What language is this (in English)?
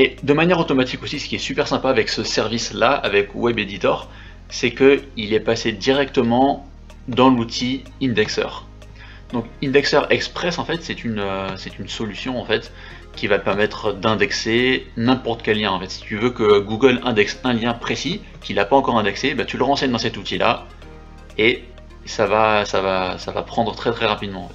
French